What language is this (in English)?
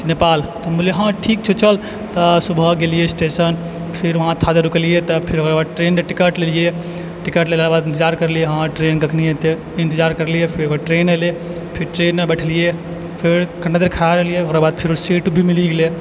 Maithili